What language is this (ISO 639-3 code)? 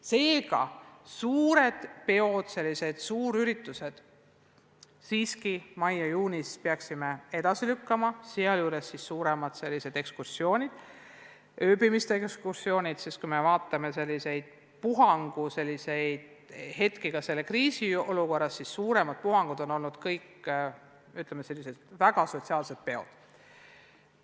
est